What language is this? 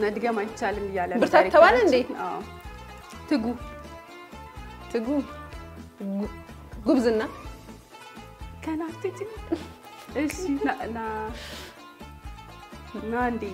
Arabic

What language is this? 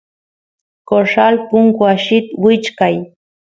Santiago del Estero Quichua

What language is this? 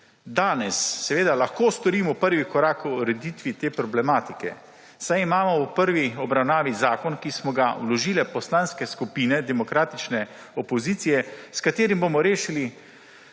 Slovenian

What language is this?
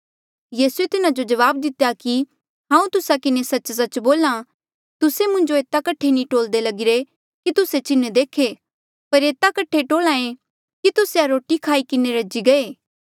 Mandeali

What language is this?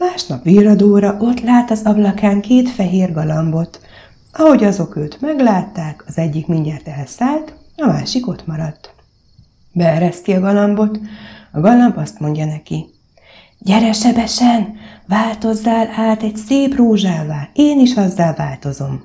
Hungarian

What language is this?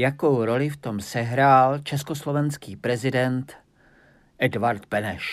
Czech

